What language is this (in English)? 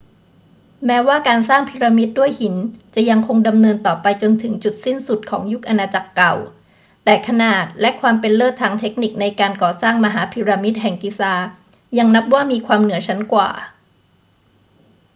Thai